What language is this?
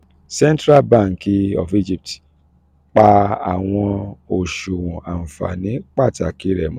Yoruba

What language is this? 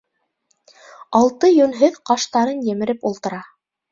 Bashkir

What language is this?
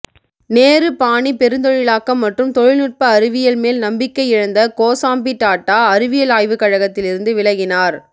Tamil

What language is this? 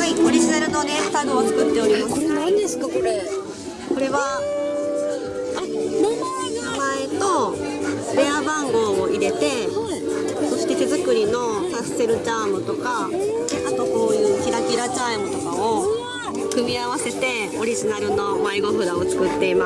Japanese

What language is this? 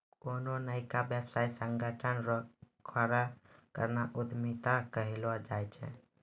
Maithili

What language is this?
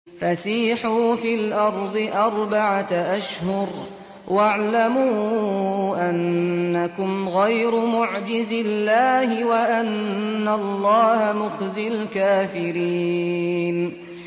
Arabic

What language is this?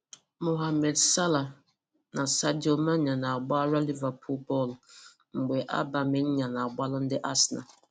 Igbo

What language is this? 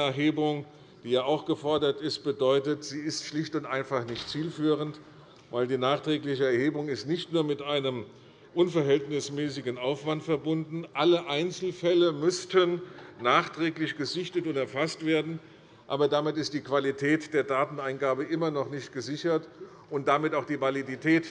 German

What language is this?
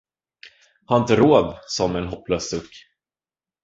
Swedish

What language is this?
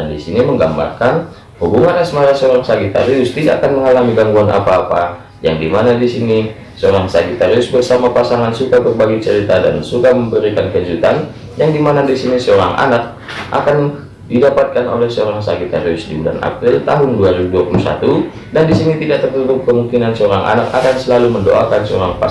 Indonesian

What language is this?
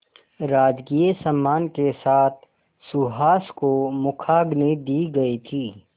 Hindi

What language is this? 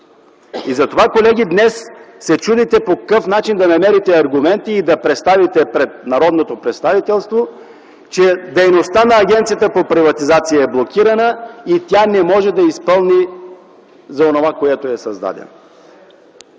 Bulgarian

